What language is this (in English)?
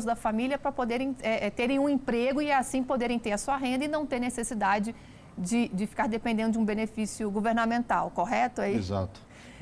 Portuguese